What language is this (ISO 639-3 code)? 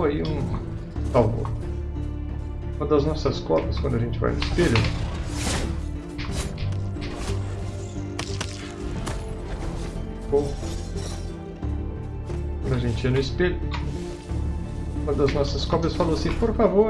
por